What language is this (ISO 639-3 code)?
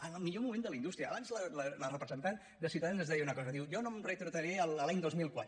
cat